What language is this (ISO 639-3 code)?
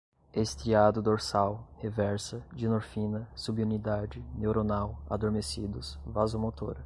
por